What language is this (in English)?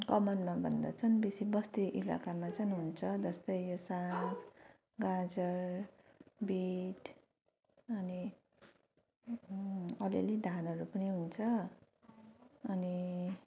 Nepali